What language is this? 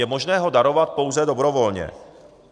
Czech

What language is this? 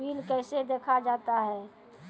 Maithili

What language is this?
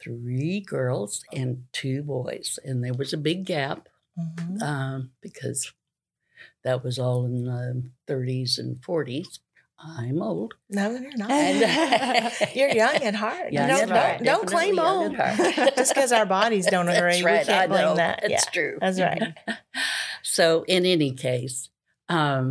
English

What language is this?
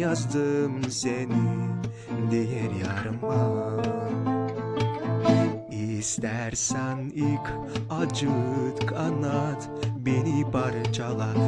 Turkish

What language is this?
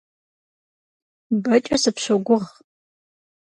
Kabardian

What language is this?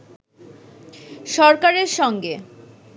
Bangla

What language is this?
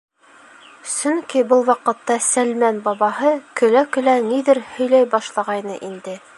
Bashkir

